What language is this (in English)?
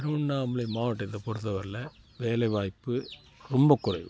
Tamil